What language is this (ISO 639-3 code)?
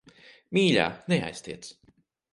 lav